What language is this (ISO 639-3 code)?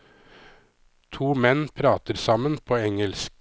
nor